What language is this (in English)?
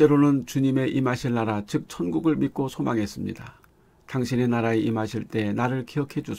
Korean